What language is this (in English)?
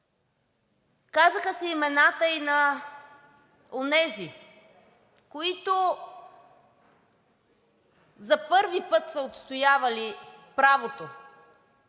Bulgarian